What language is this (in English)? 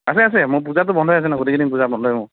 Assamese